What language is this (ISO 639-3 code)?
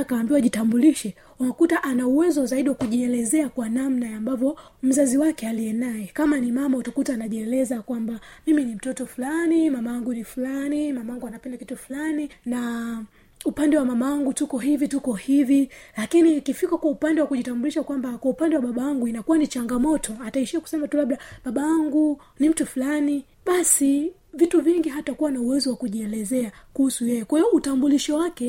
swa